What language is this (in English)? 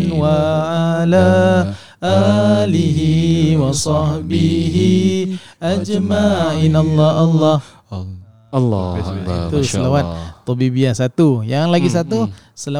Malay